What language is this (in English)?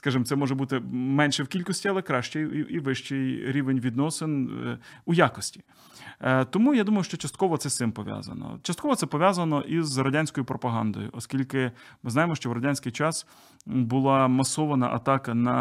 Ukrainian